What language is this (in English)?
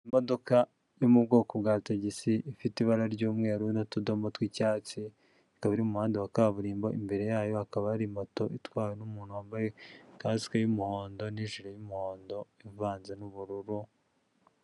Kinyarwanda